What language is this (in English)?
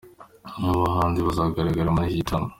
Kinyarwanda